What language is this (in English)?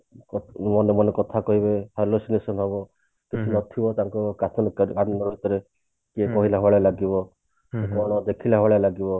Odia